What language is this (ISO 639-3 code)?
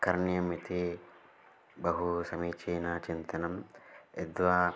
san